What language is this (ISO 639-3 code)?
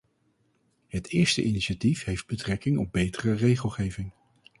nld